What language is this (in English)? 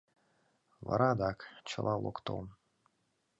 Mari